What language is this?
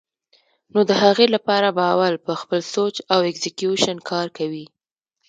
Pashto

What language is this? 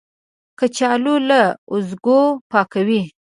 Pashto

